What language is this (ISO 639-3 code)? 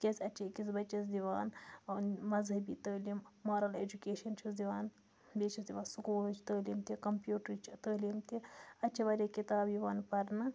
kas